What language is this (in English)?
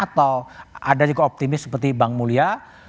Indonesian